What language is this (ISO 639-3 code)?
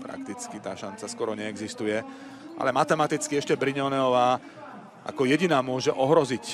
slk